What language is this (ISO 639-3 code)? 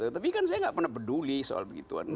ind